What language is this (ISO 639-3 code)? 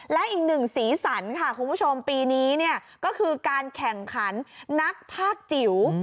tha